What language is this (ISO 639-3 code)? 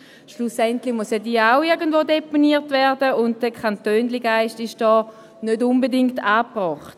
gsw